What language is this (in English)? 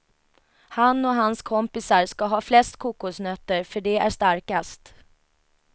Swedish